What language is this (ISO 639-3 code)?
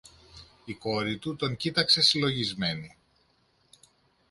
ell